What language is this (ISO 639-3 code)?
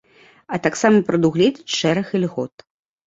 bel